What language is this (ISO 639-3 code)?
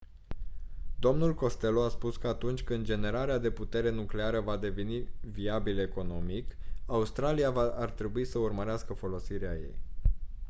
ron